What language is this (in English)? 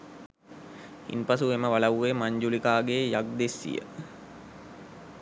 Sinhala